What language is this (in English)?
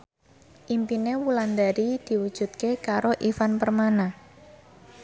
Javanese